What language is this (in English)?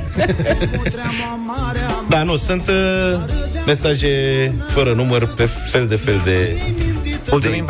Romanian